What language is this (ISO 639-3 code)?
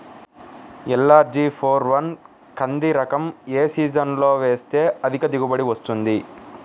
tel